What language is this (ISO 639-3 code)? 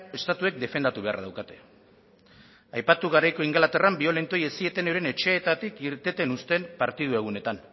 eus